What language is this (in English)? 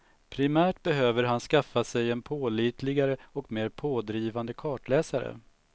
Swedish